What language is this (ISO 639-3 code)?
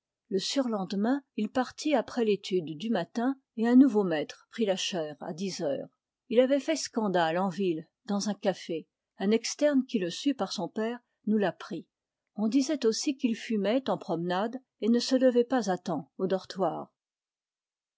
fra